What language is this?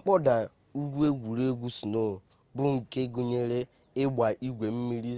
Igbo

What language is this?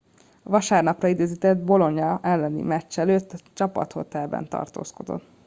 Hungarian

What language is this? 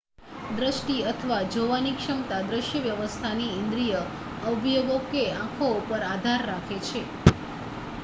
Gujarati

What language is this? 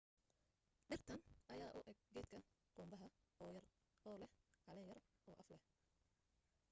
Somali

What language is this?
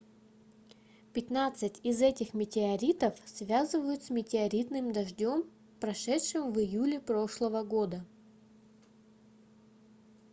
Russian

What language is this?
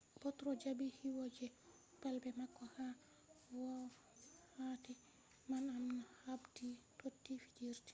Fula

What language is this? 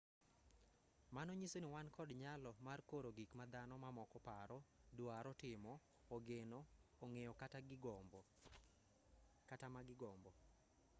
Luo (Kenya and Tanzania)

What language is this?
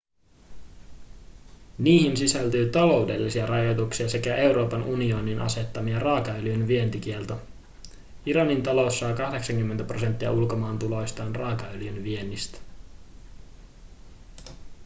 Finnish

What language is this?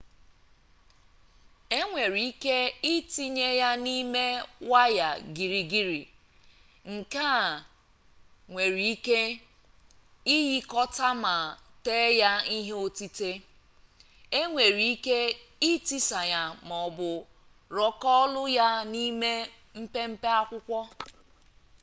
Igbo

